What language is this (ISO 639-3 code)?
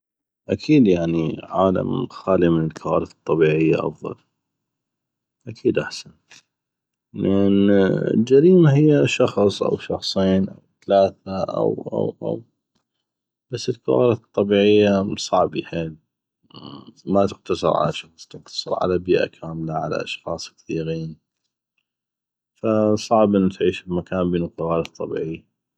ayp